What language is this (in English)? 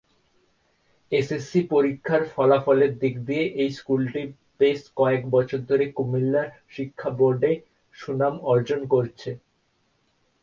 Bangla